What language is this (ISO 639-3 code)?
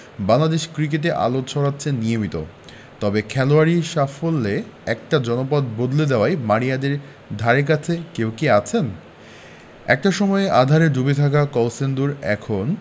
ben